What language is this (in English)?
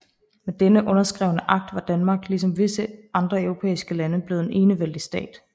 Danish